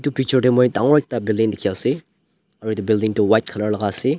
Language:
Naga Pidgin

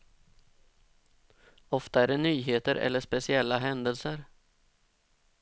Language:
Swedish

